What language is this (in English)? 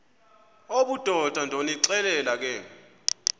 Xhosa